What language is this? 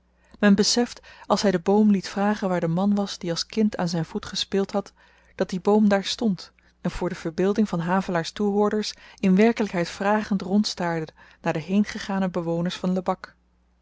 Dutch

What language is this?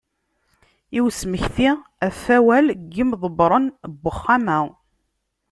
Kabyle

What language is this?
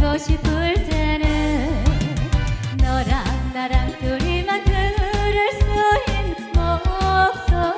Romanian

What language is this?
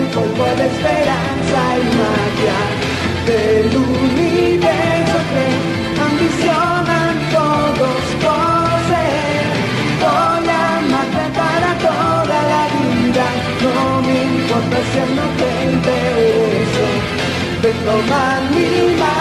Spanish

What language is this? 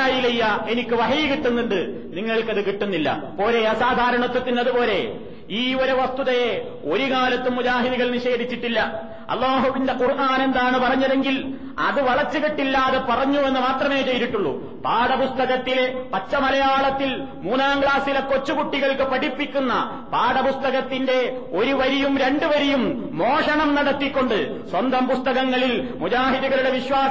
Malayalam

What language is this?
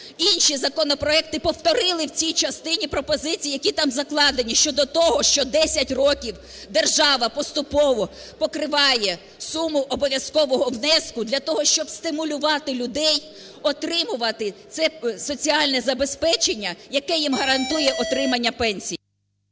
Ukrainian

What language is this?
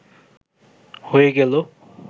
Bangla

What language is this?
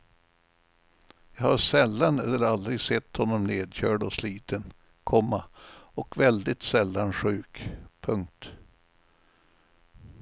Swedish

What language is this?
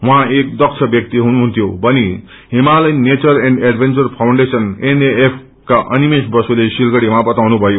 Nepali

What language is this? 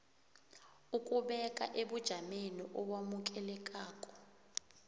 South Ndebele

